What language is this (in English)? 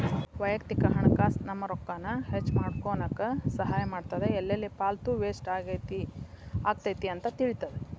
Kannada